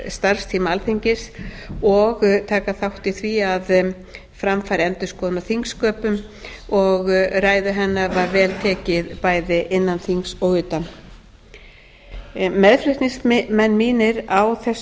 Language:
Icelandic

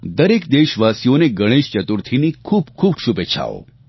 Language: Gujarati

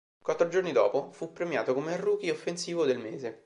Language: Italian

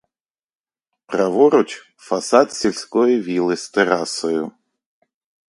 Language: Ukrainian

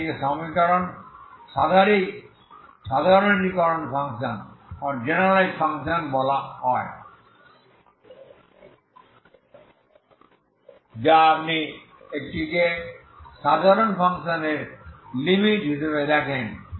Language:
Bangla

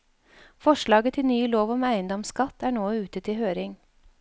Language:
Norwegian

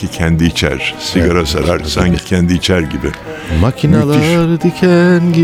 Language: Turkish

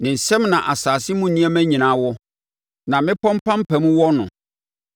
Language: Akan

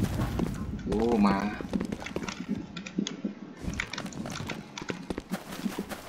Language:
Thai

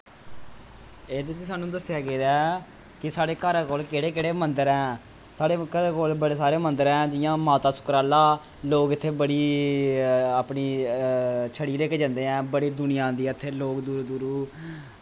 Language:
Dogri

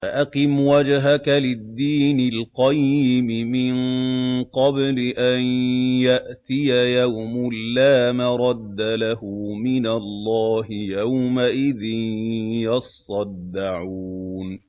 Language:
Arabic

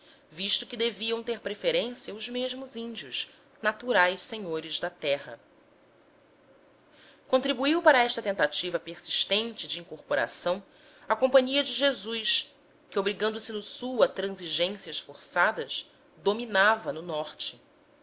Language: Portuguese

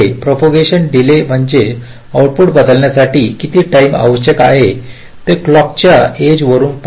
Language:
Marathi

